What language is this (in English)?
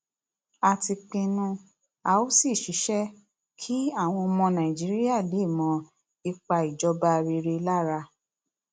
Yoruba